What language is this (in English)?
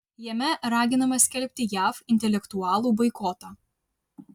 Lithuanian